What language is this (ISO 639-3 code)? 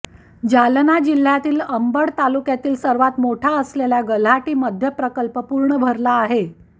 mar